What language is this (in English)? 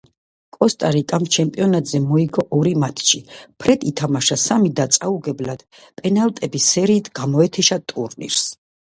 Georgian